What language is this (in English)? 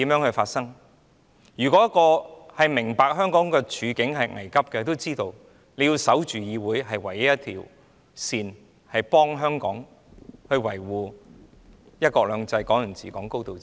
Cantonese